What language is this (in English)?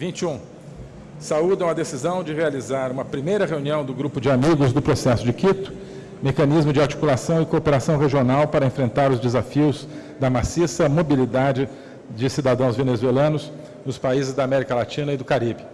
Portuguese